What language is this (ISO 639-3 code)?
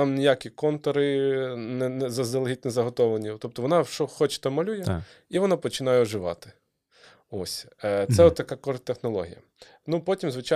ukr